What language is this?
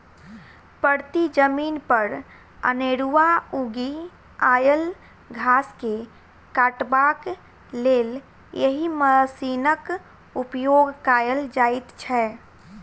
Maithili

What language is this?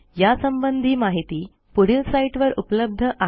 Marathi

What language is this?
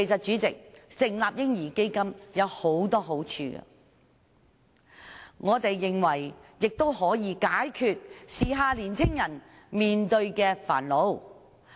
Cantonese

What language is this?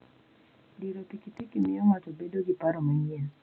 Luo (Kenya and Tanzania)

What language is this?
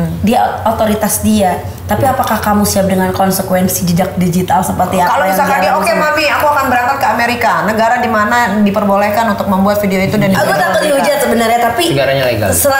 Indonesian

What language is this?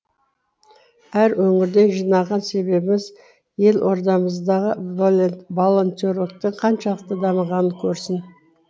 Kazakh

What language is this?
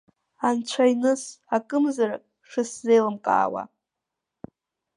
Abkhazian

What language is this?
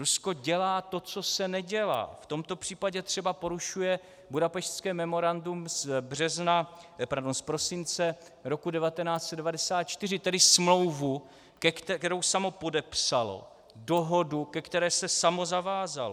Czech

